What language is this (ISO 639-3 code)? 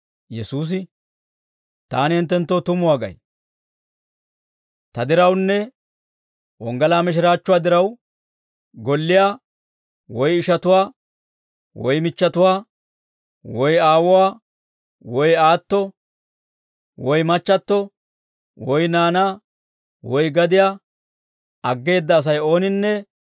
dwr